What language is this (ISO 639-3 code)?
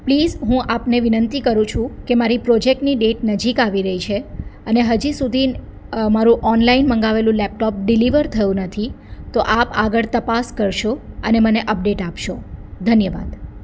guj